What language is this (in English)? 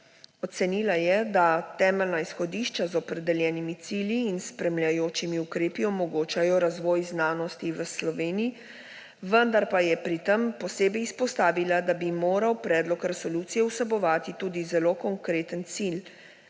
Slovenian